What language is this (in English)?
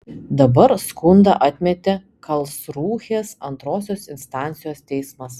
Lithuanian